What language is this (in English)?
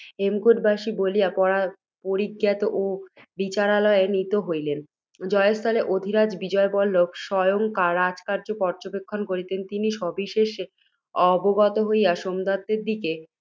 Bangla